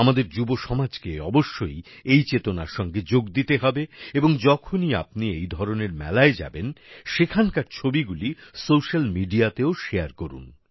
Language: Bangla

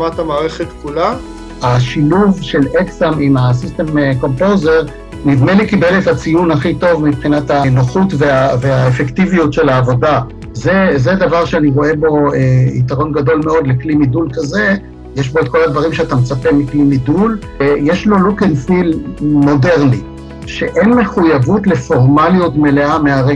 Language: Hebrew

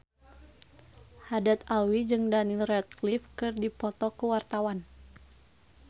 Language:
Sundanese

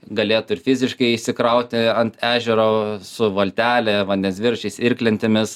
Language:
Lithuanian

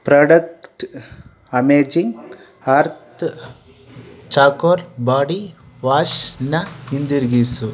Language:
Kannada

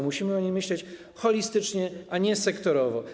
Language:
Polish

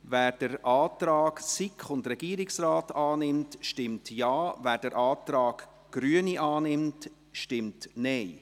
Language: Swiss German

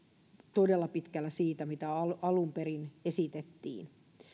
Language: Finnish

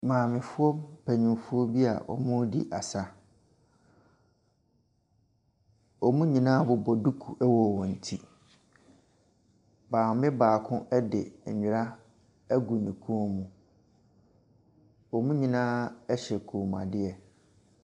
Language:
Akan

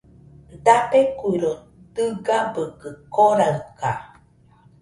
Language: Nüpode Huitoto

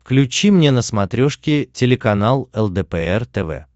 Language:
Russian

